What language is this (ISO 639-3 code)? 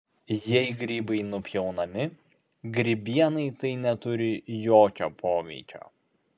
lit